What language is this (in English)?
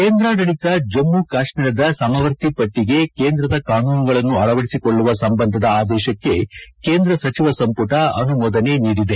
Kannada